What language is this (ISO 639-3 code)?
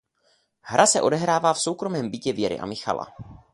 ces